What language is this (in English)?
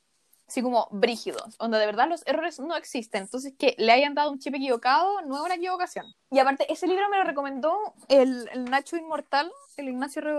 Spanish